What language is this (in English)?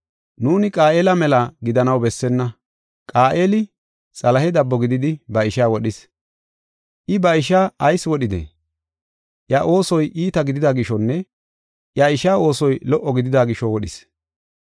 Gofa